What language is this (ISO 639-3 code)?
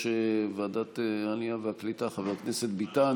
heb